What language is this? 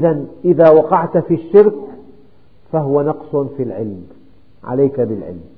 Arabic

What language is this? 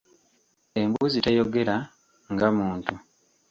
Ganda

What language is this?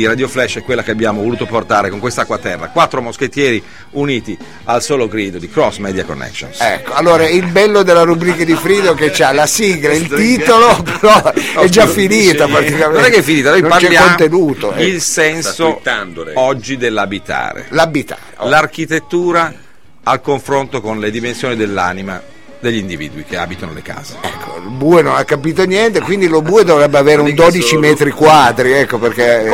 Italian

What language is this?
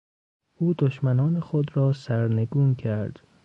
Persian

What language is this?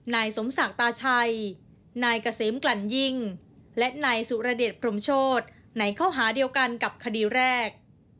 Thai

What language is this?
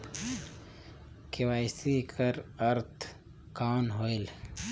Chhattisgarhi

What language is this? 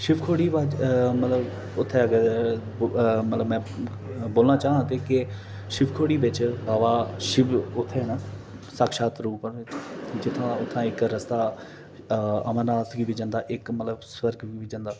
Dogri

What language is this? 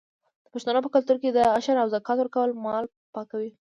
Pashto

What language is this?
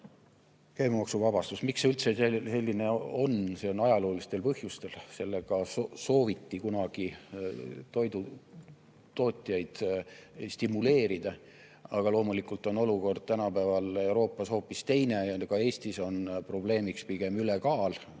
Estonian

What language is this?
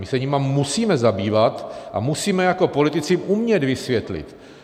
Czech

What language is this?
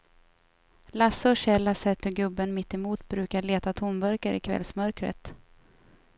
Swedish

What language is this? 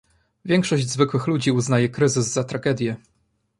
Polish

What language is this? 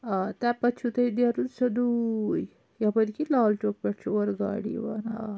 Kashmiri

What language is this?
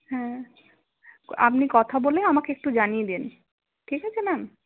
Bangla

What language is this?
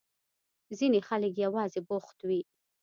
Pashto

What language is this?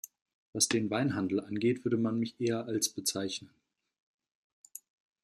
German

